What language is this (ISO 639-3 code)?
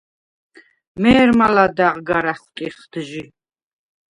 sva